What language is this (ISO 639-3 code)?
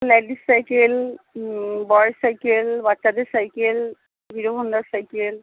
ben